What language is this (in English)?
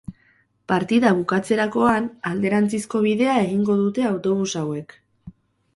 Basque